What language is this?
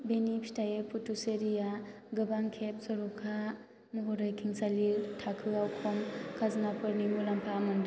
Bodo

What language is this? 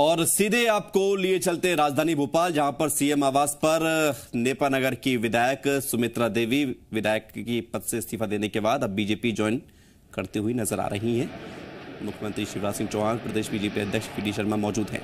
Hindi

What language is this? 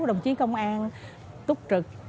Vietnamese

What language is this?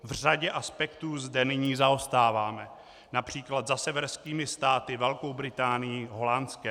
Czech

